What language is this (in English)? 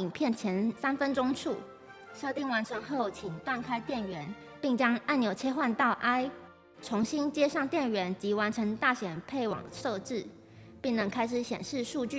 Chinese